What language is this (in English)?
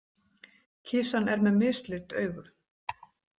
Icelandic